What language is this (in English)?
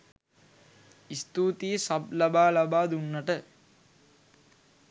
Sinhala